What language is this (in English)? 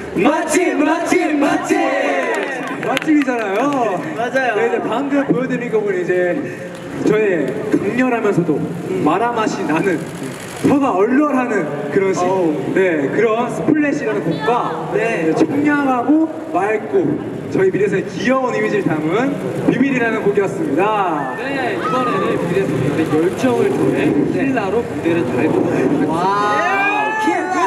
Korean